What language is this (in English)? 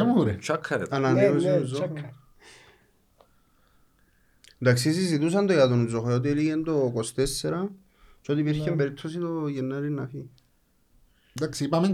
Greek